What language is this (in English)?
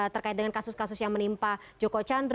Indonesian